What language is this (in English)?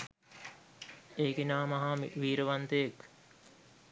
Sinhala